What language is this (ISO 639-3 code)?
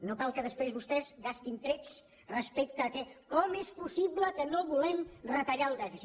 cat